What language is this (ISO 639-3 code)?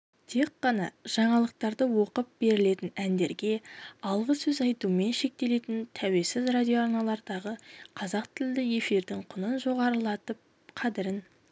kaz